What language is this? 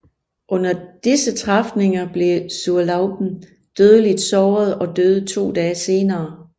Danish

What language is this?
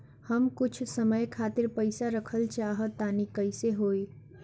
Bhojpuri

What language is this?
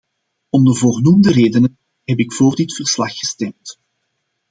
Dutch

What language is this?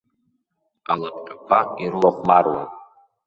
Abkhazian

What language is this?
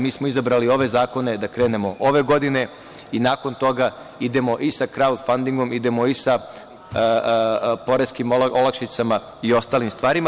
Serbian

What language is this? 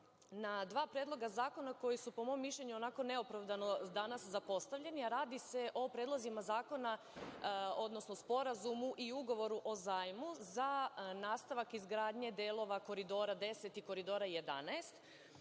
Serbian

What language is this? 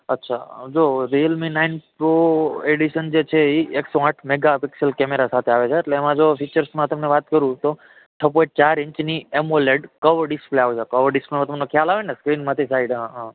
Gujarati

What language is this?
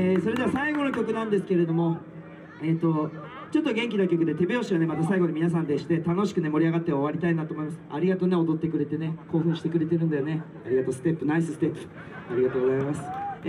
Japanese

